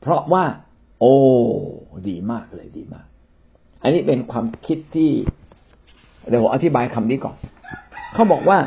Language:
Thai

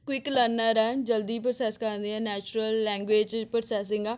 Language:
Punjabi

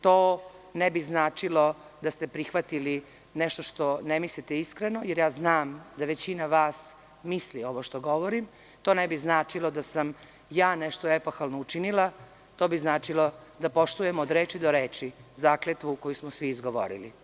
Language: Serbian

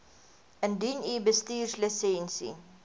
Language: Afrikaans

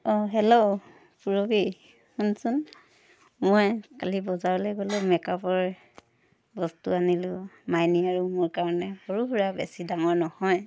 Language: Assamese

